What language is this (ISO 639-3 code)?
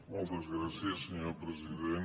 cat